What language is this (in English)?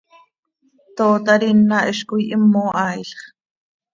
Seri